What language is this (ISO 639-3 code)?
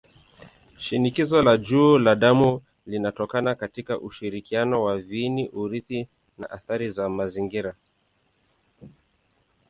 swa